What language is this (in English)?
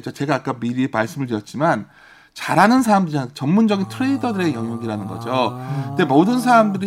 Korean